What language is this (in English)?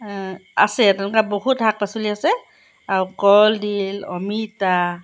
Assamese